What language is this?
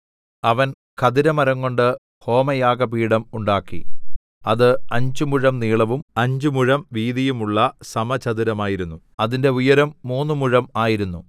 Malayalam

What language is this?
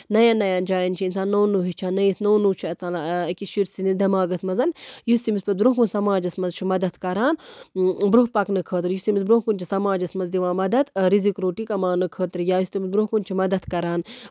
Kashmiri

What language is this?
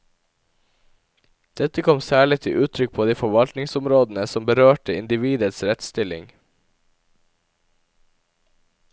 Norwegian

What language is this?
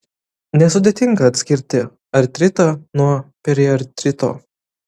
Lithuanian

